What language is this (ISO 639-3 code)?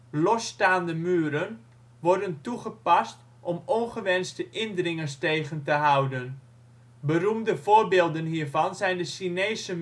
nld